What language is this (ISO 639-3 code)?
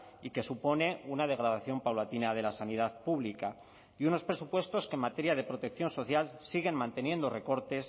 spa